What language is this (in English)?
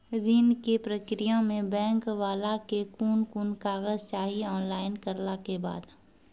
Maithili